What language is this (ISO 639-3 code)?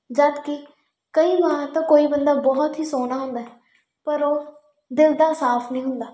pan